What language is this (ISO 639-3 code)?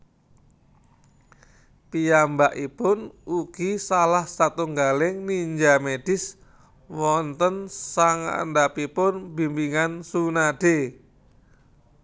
jav